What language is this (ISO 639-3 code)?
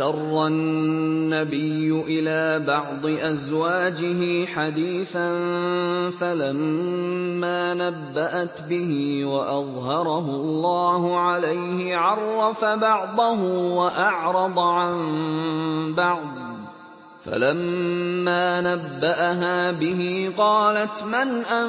ara